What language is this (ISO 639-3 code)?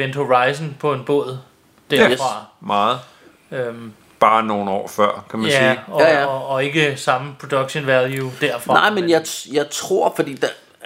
dan